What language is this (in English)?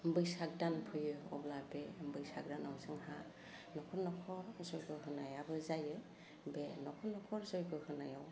Bodo